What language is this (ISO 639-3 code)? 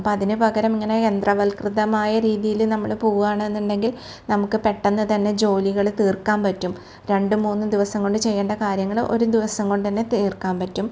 mal